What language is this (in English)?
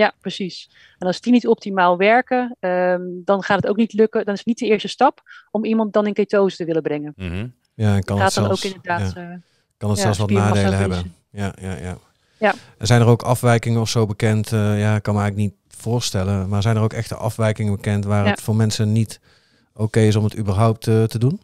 Dutch